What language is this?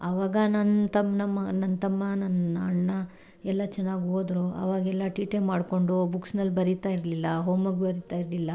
Kannada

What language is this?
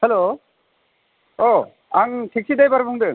Bodo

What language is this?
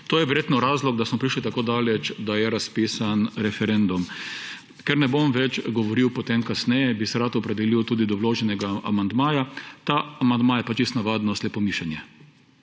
Slovenian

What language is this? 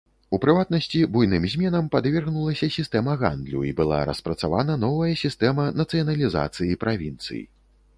Belarusian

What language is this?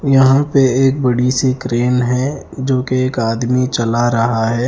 Hindi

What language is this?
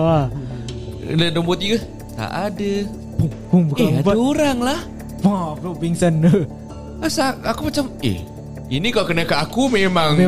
Malay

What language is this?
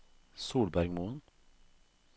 Norwegian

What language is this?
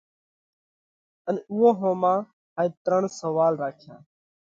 Parkari Koli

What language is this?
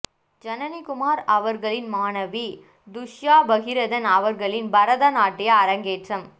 Tamil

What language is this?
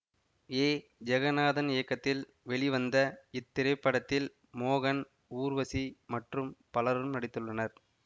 Tamil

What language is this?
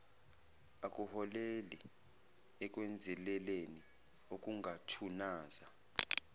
Zulu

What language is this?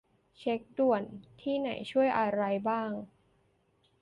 Thai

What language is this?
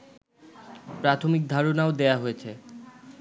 Bangla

